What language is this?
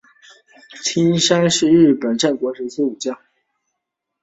Chinese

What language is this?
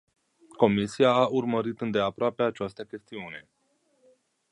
Romanian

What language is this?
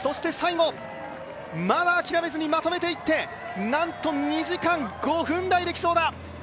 Japanese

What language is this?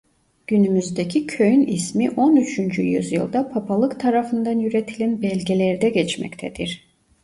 Turkish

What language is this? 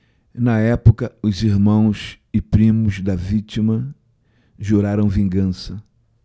Portuguese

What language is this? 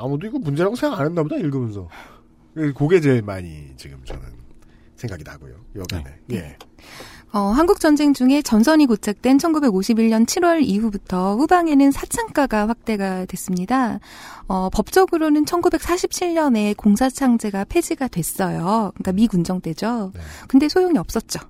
Korean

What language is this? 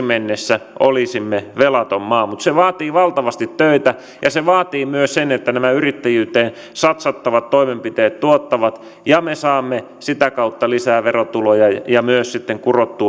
Finnish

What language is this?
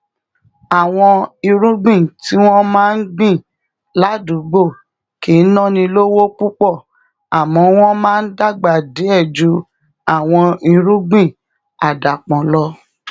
Yoruba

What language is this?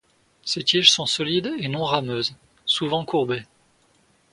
French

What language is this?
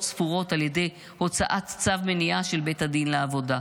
Hebrew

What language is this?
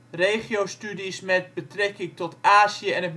Dutch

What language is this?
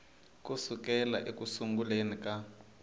Tsonga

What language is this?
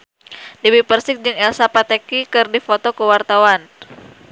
Sundanese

